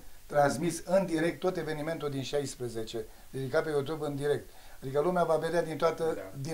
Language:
Romanian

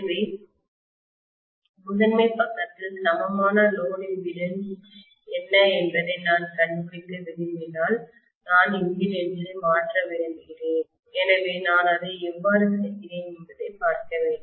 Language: Tamil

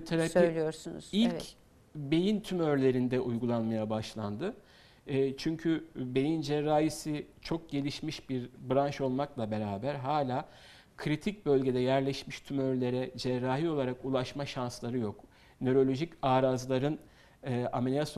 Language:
Turkish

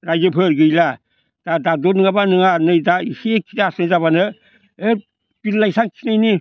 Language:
Bodo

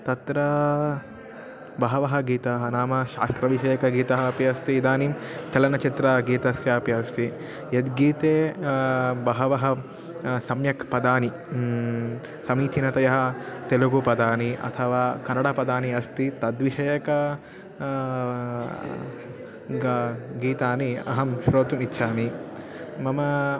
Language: Sanskrit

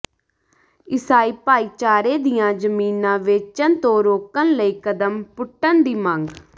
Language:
Punjabi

